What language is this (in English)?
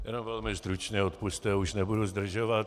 Czech